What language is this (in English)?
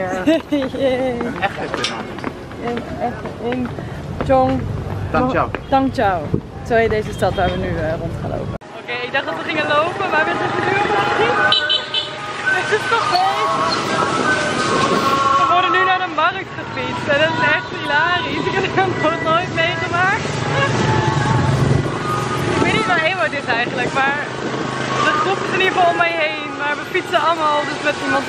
Dutch